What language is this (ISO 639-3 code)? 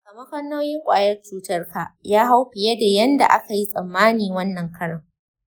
hau